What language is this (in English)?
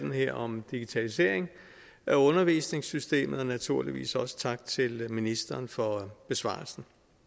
Danish